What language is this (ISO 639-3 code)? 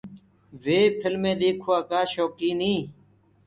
ggg